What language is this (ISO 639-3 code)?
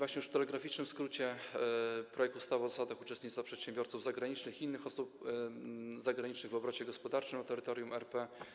pol